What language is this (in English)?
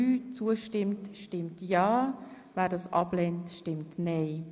Swiss German